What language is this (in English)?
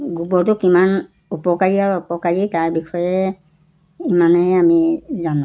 Assamese